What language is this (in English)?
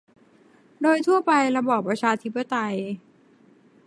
Thai